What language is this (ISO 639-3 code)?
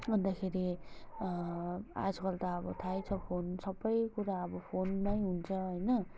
nep